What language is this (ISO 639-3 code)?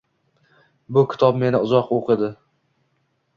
uzb